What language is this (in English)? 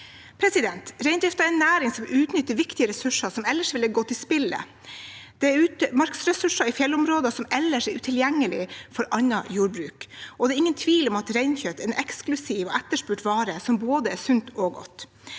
Norwegian